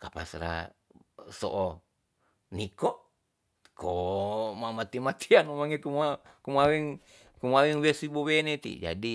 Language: Tonsea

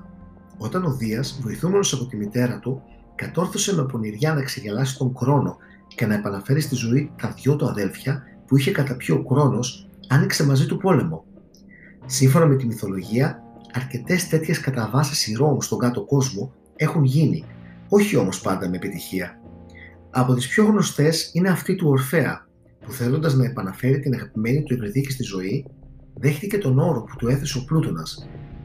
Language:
Greek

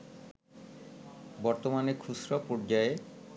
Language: Bangla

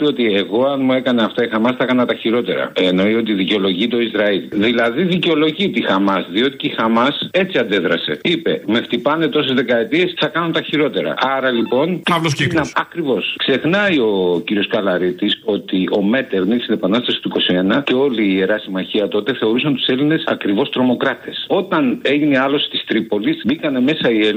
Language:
Greek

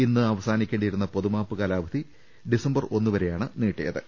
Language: Malayalam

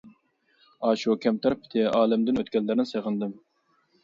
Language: Uyghur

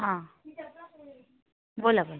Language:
Marathi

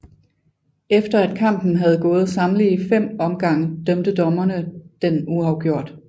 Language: Danish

